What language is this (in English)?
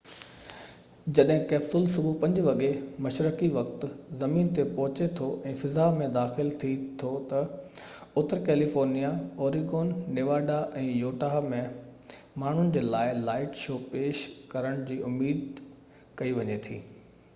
Sindhi